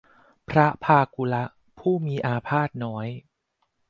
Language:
Thai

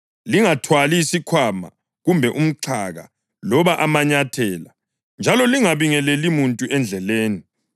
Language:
North Ndebele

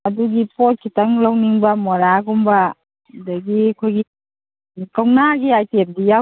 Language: Manipuri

